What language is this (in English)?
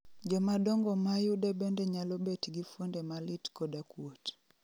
Luo (Kenya and Tanzania)